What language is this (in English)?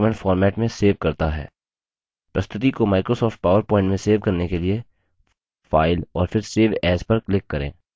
Hindi